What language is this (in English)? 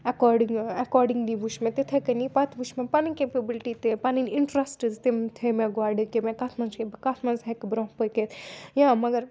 Kashmiri